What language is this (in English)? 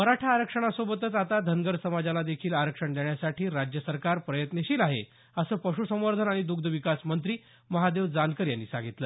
Marathi